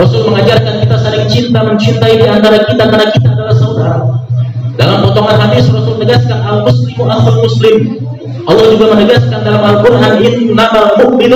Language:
Indonesian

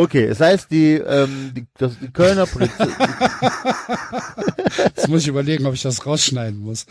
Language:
German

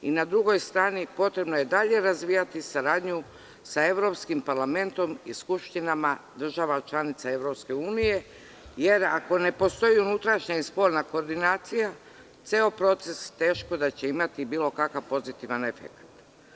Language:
Serbian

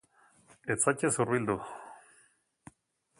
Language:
Basque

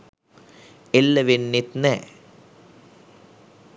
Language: Sinhala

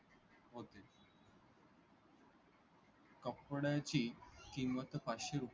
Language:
Marathi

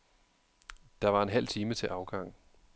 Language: Danish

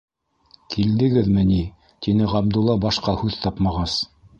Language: Bashkir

